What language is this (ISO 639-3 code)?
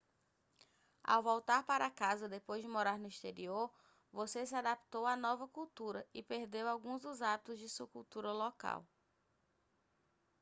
por